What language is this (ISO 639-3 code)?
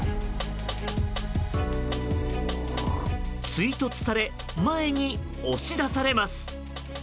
jpn